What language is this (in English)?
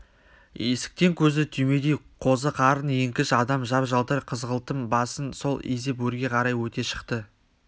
Kazakh